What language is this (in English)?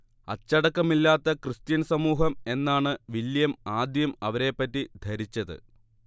Malayalam